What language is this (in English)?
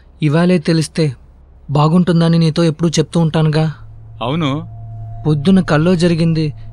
Telugu